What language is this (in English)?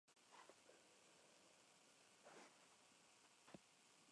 Spanish